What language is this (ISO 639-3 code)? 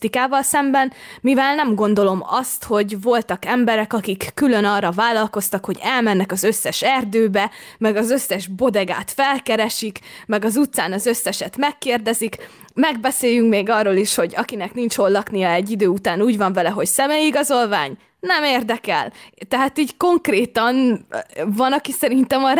hun